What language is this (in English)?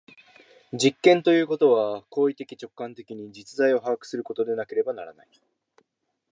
Japanese